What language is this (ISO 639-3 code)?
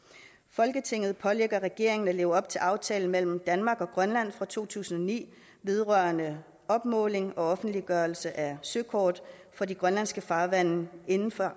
dan